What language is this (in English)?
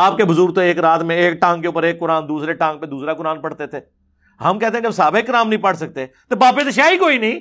Urdu